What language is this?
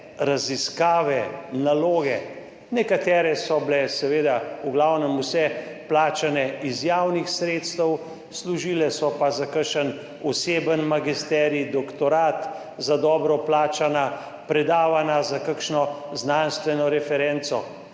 Slovenian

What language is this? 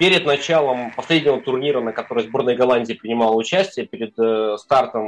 Russian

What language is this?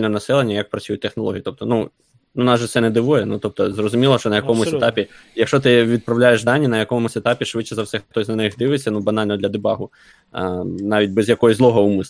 Ukrainian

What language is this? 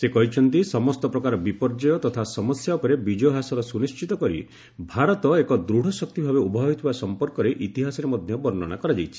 Odia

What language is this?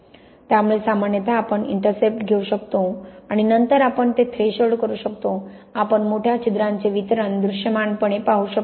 Marathi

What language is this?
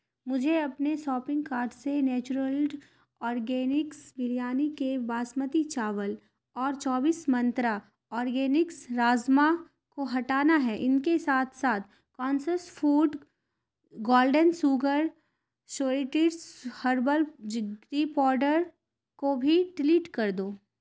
Urdu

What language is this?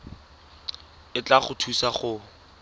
Tswana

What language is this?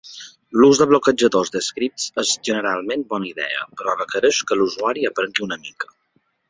Catalan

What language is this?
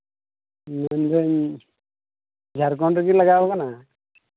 Santali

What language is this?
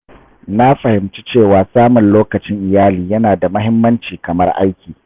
Hausa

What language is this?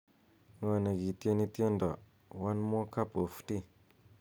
Kalenjin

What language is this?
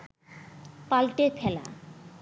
Bangla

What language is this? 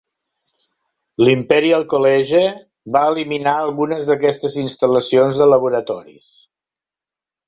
Catalan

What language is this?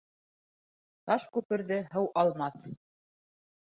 Bashkir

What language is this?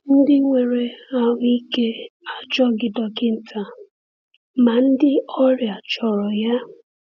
Igbo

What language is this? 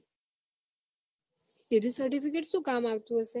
Gujarati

